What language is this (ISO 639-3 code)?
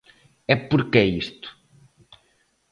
glg